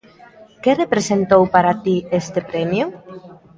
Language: Galician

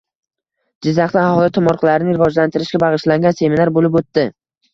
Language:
Uzbek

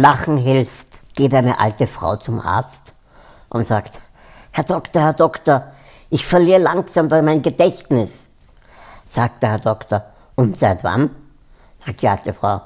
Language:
German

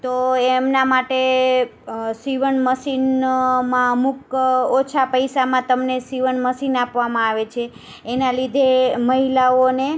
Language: Gujarati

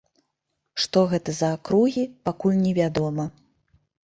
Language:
Belarusian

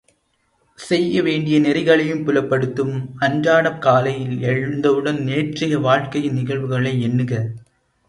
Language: Tamil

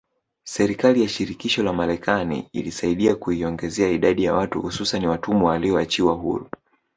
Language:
Swahili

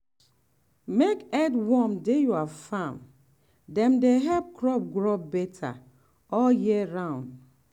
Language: Nigerian Pidgin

